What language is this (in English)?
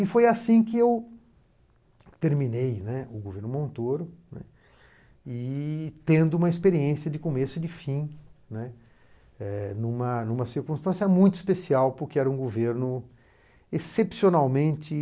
Portuguese